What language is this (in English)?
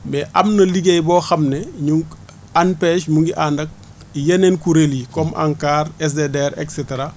Wolof